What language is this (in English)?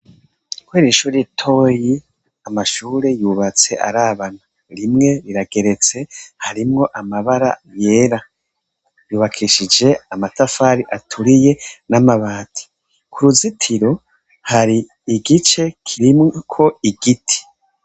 Rundi